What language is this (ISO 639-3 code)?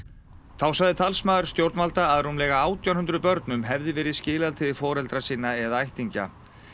isl